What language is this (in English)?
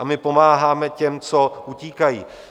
Czech